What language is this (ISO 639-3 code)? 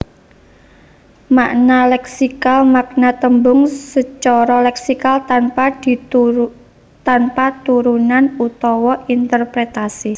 jav